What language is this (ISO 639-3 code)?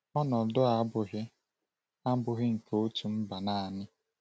ibo